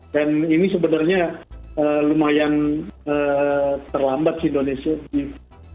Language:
Indonesian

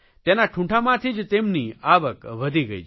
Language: Gujarati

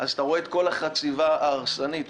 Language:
Hebrew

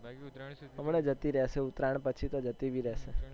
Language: Gujarati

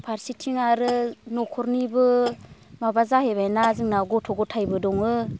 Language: Bodo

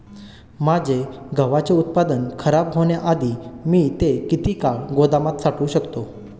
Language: Marathi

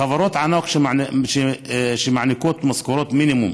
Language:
Hebrew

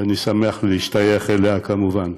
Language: Hebrew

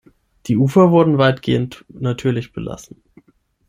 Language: German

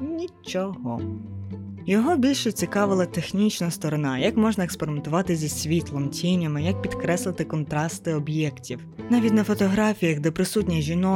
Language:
Ukrainian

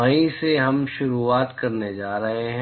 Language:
Hindi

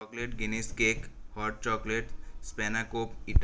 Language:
Gujarati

